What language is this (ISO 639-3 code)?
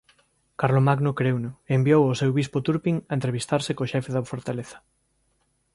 glg